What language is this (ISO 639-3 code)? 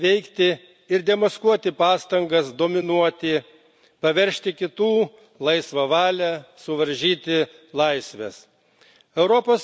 lit